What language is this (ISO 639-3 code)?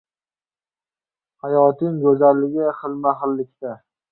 uzb